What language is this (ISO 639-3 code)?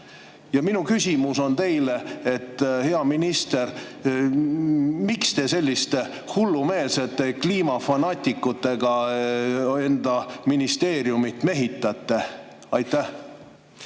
est